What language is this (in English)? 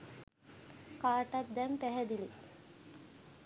Sinhala